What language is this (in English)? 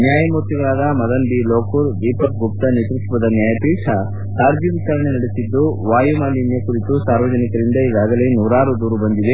Kannada